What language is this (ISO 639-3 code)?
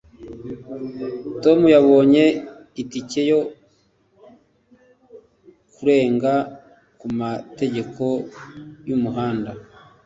kin